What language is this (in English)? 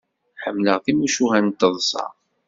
Kabyle